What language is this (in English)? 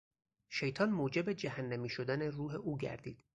Persian